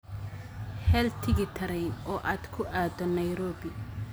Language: Somali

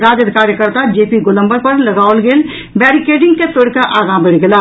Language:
Maithili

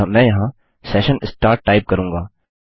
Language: Hindi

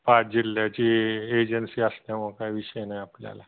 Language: Marathi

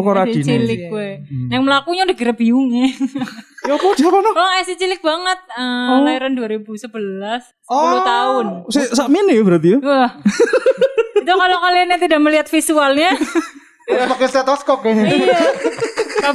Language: Indonesian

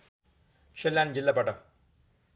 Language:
Nepali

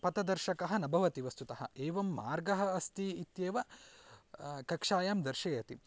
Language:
Sanskrit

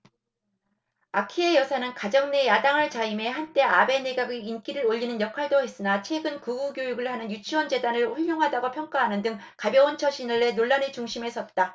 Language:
Korean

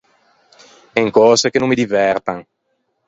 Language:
Ligurian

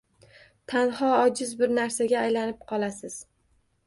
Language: Uzbek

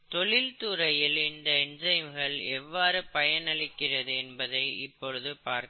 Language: Tamil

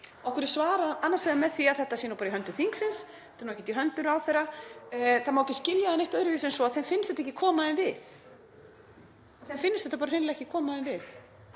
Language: Icelandic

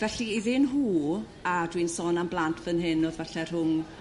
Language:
Welsh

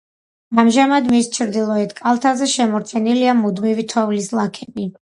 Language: Georgian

